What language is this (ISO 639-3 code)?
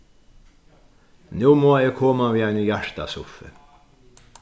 fao